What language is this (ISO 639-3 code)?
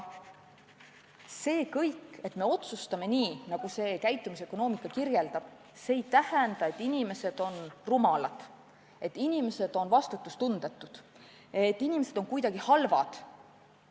est